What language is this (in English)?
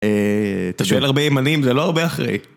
Hebrew